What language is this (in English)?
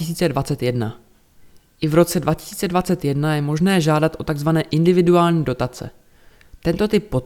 Czech